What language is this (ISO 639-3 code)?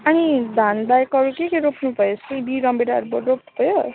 nep